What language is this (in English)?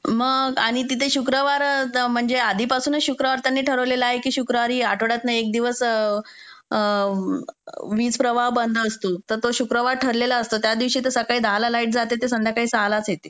Marathi